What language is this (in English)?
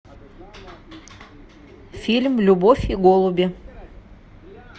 Russian